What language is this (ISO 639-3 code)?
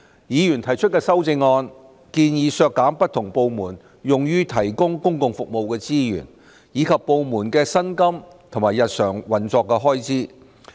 yue